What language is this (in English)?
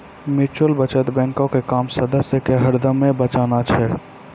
Maithili